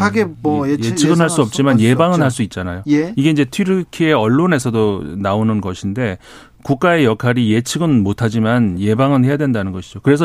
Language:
Korean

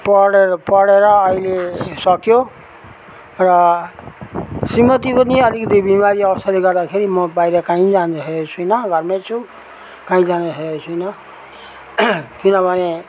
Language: Nepali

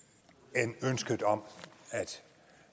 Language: Danish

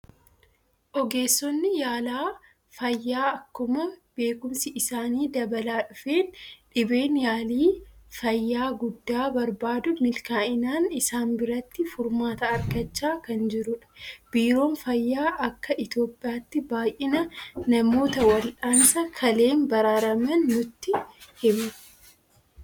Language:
Oromo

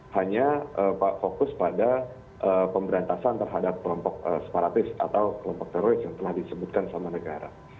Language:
Indonesian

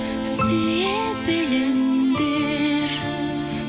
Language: Kazakh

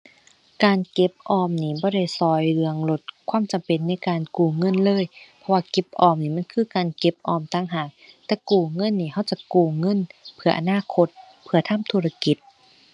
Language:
Thai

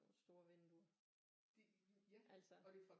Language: Danish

